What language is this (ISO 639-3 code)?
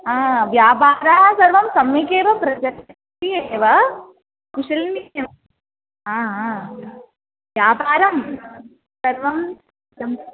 san